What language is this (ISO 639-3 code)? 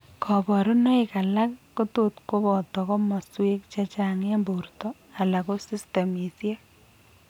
kln